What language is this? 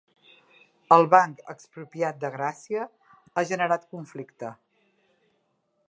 Catalan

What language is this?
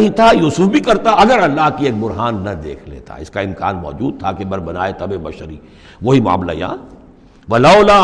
Urdu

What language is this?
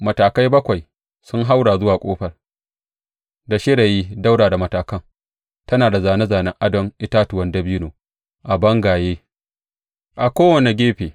Hausa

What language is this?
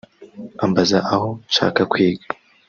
Kinyarwanda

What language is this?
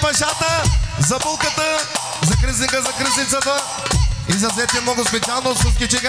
Turkish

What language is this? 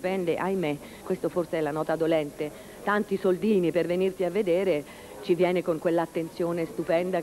Italian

